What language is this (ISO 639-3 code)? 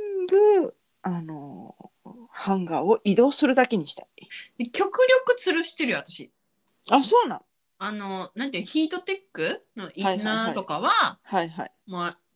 jpn